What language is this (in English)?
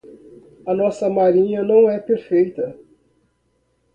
Portuguese